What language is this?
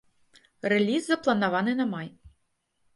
Belarusian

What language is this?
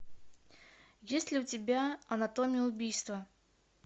Russian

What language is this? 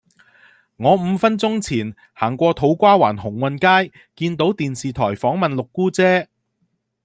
Cantonese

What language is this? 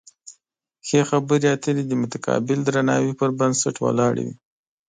Pashto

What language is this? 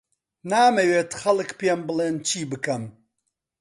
Central Kurdish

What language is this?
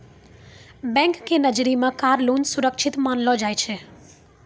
Maithili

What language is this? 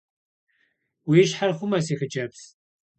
Kabardian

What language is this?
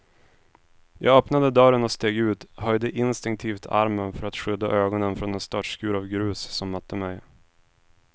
Swedish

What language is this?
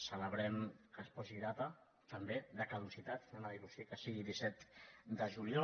Catalan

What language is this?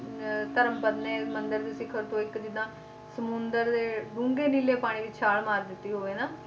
Punjabi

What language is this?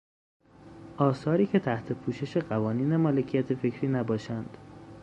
Persian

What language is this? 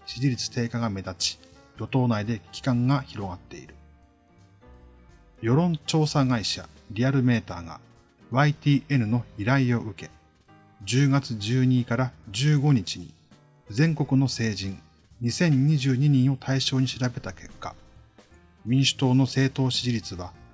Japanese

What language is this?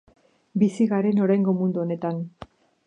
Basque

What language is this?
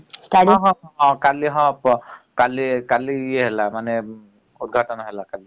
Odia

